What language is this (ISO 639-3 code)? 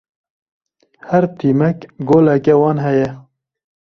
kur